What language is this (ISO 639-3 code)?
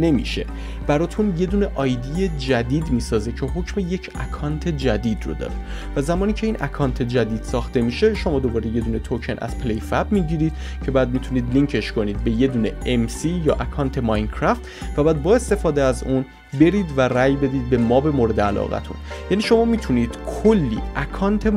fas